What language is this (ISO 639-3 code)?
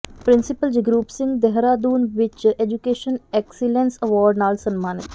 pan